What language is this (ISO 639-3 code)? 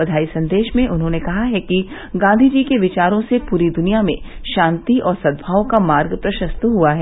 hin